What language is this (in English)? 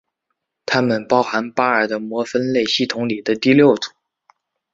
Chinese